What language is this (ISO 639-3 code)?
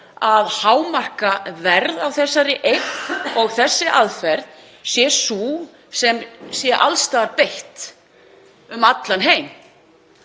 isl